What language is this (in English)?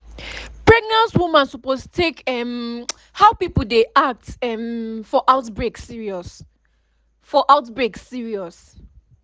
Nigerian Pidgin